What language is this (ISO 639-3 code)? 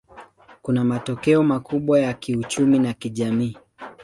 swa